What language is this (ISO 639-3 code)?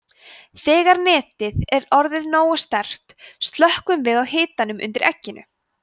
isl